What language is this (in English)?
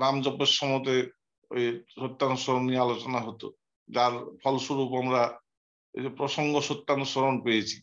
Vietnamese